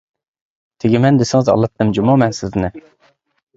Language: Uyghur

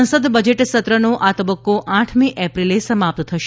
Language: Gujarati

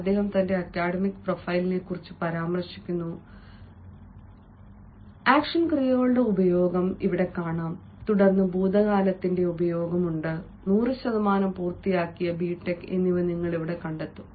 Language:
Malayalam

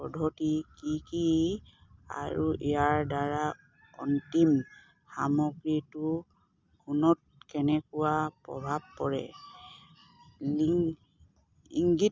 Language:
Assamese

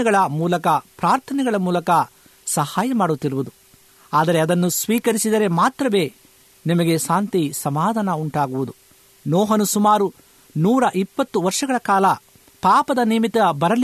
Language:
Kannada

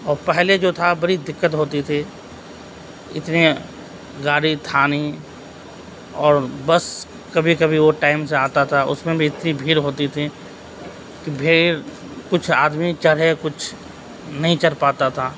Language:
Urdu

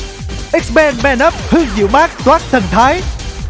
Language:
Vietnamese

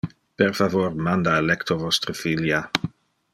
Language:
Interlingua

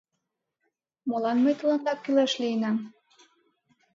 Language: Mari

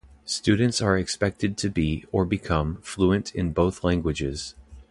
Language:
English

